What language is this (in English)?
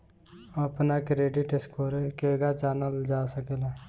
Bhojpuri